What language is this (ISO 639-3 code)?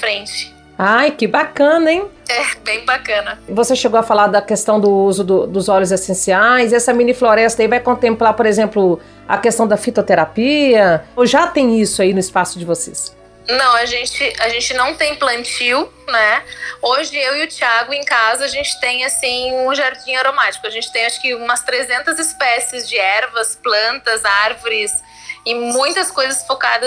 por